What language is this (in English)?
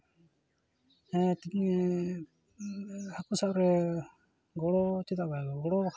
Santali